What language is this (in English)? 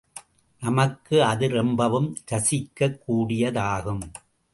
Tamil